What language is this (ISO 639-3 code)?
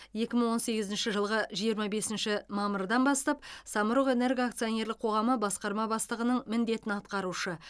kaz